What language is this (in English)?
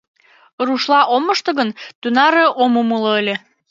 Mari